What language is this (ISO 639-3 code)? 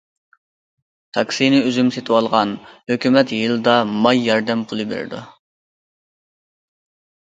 uig